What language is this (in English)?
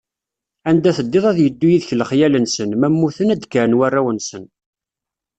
Kabyle